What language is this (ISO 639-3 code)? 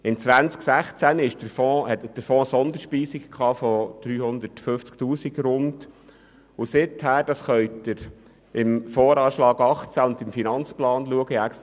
gsw